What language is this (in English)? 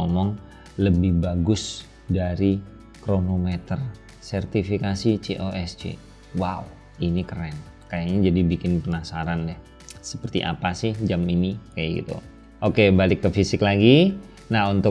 Indonesian